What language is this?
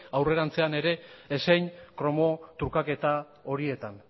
Basque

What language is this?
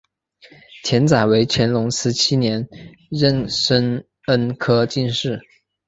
Chinese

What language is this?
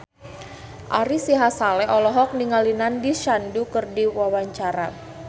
Sundanese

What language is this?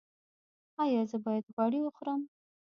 Pashto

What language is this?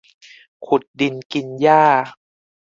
Thai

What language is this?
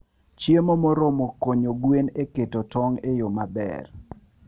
Luo (Kenya and Tanzania)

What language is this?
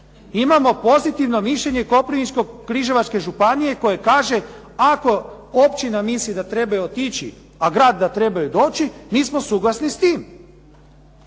Croatian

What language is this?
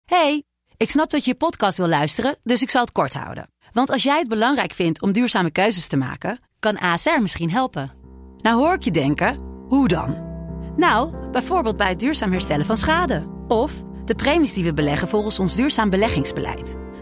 Dutch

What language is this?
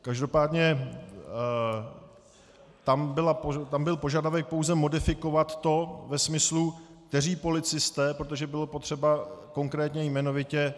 Czech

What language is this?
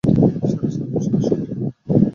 Bangla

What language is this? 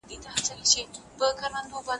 Pashto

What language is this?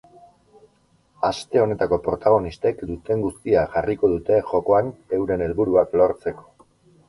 Basque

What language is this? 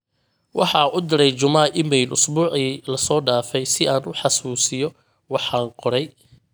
Somali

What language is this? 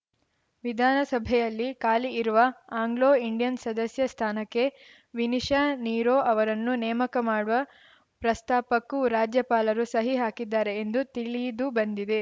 Kannada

